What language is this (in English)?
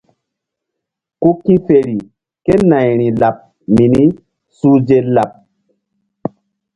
Mbum